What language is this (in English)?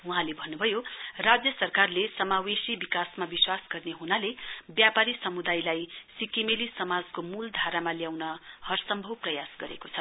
Nepali